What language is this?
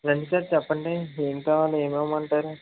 Telugu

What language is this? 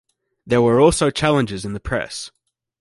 English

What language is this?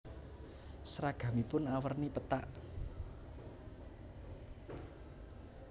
Javanese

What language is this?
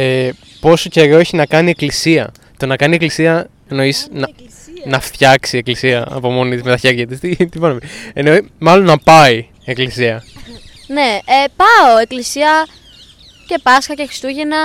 Greek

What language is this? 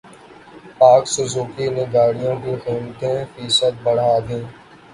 Urdu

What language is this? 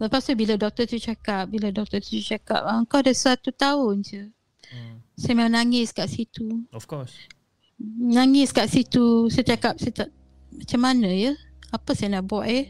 Malay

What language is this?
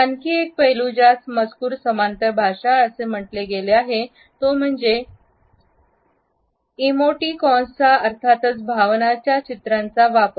Marathi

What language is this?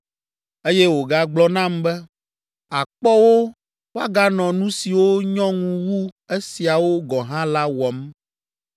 Ewe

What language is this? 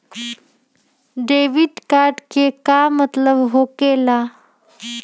Magahi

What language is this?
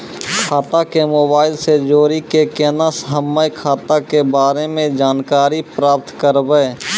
Maithili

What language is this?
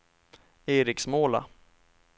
Swedish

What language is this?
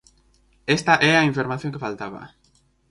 Galician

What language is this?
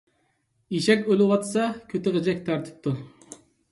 Uyghur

